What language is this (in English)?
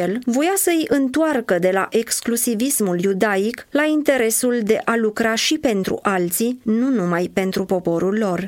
Romanian